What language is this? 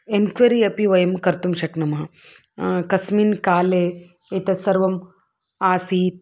Sanskrit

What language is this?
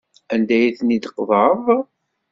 Kabyle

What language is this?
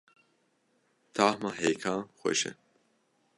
Kurdish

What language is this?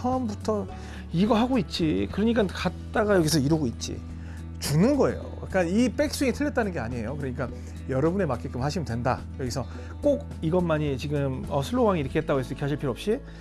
Korean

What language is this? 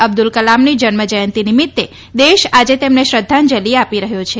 Gujarati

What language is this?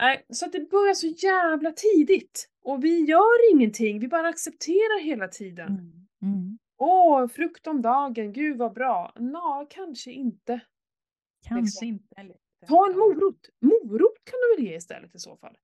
Swedish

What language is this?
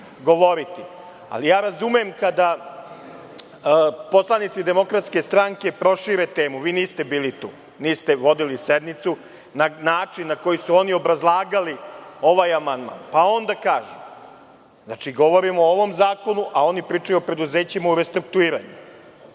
Serbian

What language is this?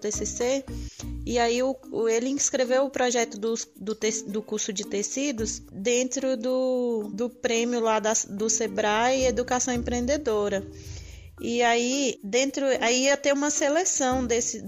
Portuguese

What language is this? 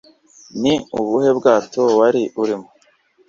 Kinyarwanda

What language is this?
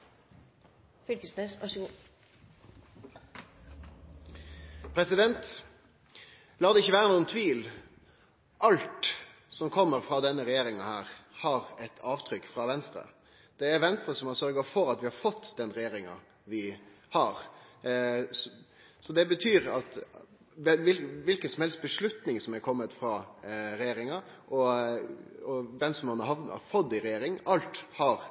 Norwegian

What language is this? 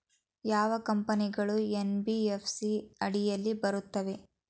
Kannada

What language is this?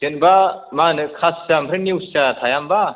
Bodo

